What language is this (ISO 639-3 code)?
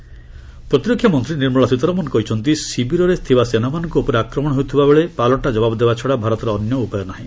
ori